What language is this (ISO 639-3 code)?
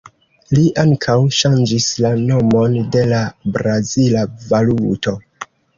epo